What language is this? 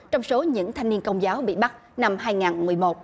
Vietnamese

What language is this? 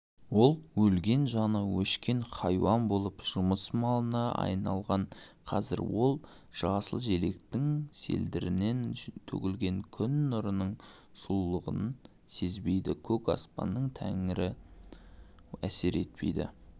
Kazakh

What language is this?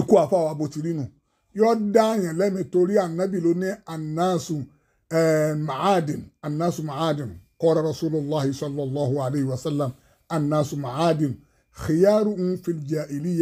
Arabic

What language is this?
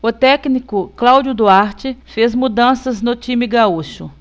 Portuguese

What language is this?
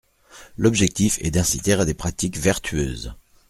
French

